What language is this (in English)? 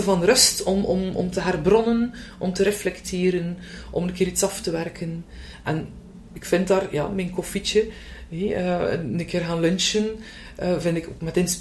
Dutch